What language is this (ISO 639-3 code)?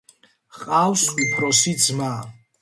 kat